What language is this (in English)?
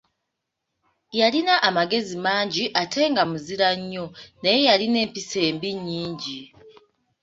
Ganda